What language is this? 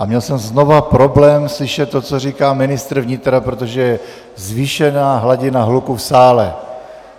Czech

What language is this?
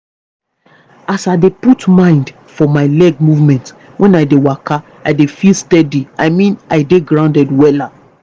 Nigerian Pidgin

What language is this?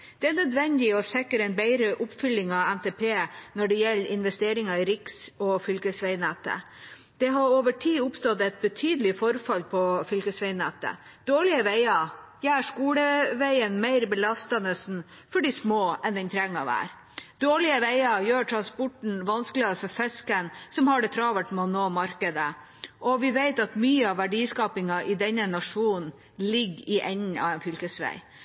Norwegian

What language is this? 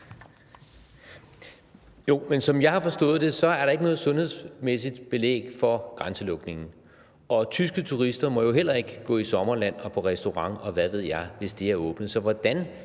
Danish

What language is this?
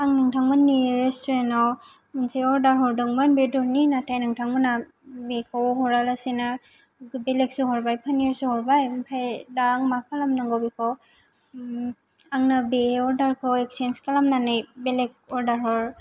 Bodo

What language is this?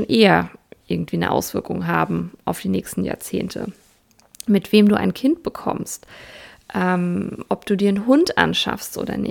German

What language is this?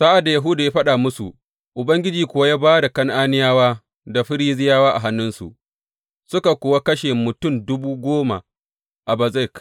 Hausa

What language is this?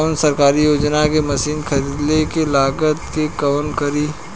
Bhojpuri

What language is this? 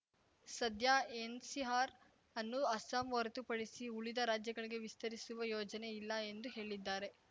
Kannada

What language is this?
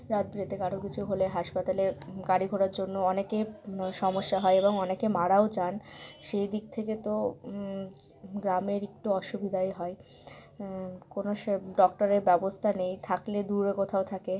Bangla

